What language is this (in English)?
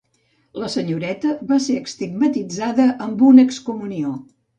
Catalan